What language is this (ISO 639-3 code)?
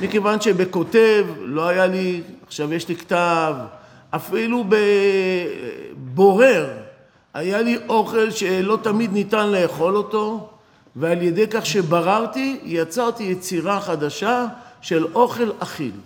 heb